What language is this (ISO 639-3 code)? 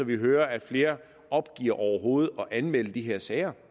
dan